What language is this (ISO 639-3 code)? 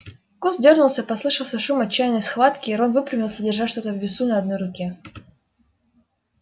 rus